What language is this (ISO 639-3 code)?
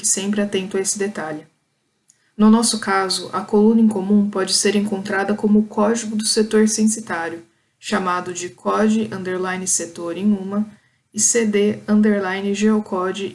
por